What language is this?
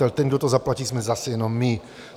Czech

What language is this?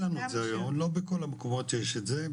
Hebrew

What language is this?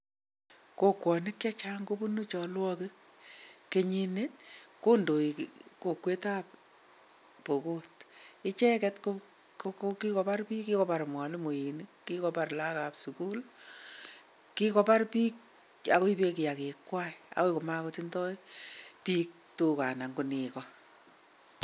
Kalenjin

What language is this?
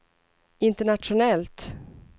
Swedish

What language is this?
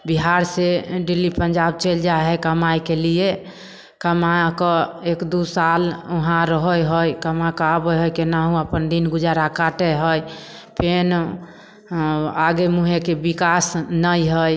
Maithili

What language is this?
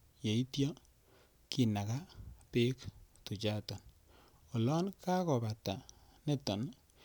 Kalenjin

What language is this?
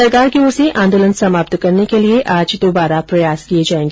Hindi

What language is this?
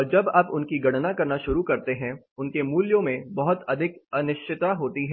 Hindi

